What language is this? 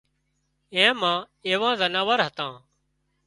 Wadiyara Koli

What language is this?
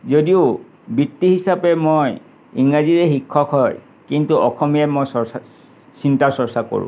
Assamese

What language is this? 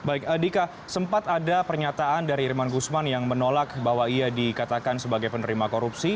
Indonesian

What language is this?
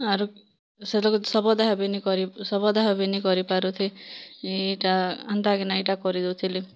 Odia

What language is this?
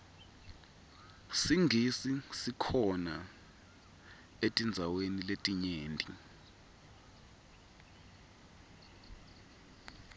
Swati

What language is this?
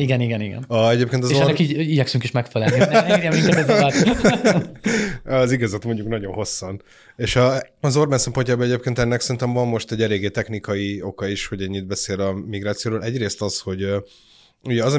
Hungarian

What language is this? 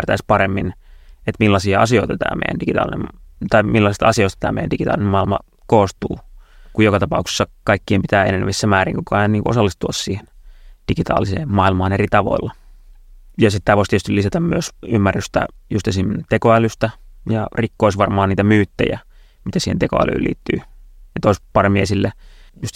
Finnish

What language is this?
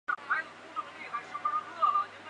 Chinese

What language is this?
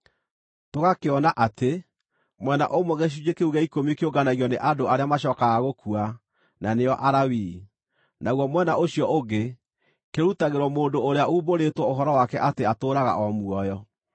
Kikuyu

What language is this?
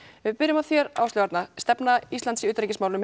Icelandic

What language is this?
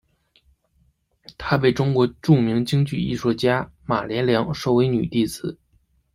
Chinese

